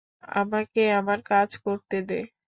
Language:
Bangla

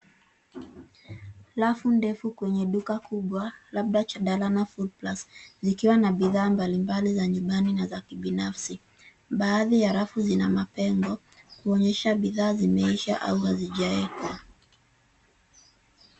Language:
Swahili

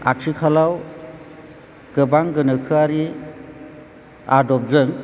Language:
Bodo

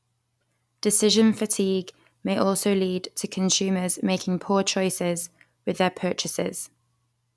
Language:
English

